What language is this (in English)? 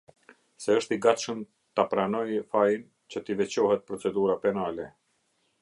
Albanian